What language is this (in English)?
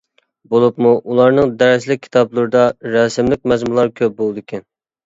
Uyghur